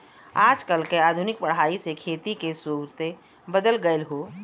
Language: Bhojpuri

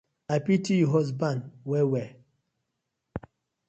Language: Nigerian Pidgin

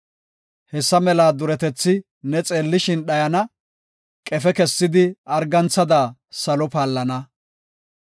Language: Gofa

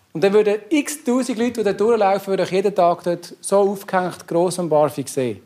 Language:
German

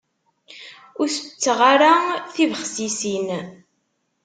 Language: Kabyle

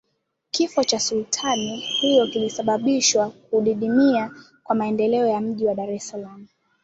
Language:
Swahili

